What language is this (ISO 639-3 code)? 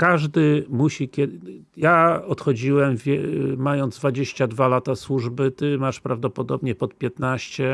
pol